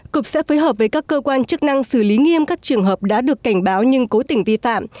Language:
Vietnamese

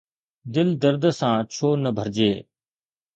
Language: Sindhi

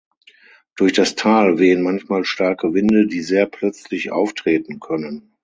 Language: German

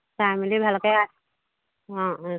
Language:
Assamese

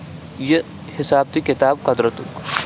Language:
Kashmiri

